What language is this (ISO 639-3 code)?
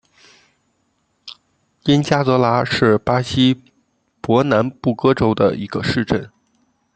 zho